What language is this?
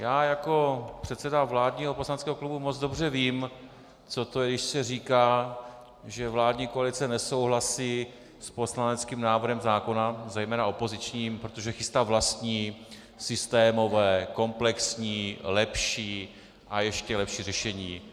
Czech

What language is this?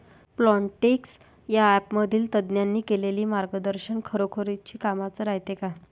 Marathi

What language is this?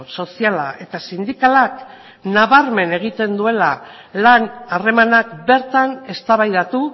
Basque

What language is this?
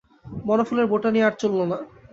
Bangla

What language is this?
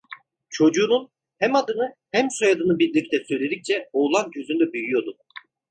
Turkish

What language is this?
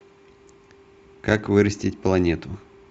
Russian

